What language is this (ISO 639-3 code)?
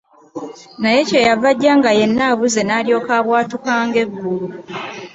lug